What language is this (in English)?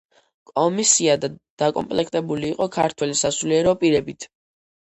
Georgian